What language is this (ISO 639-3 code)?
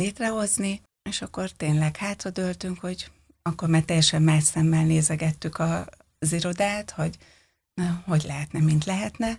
hun